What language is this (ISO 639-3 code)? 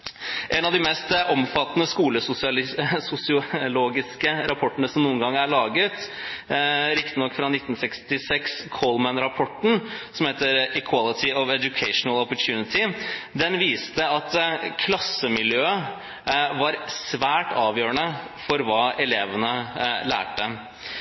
nob